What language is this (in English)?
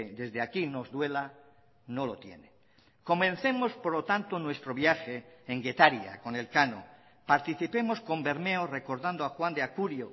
Spanish